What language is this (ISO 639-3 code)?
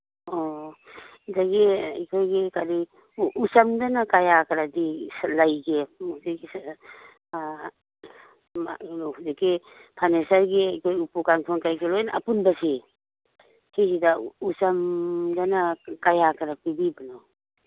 mni